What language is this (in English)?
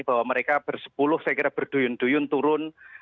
Indonesian